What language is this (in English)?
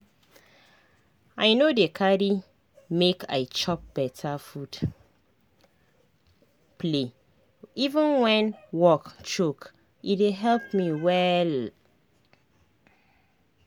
Nigerian Pidgin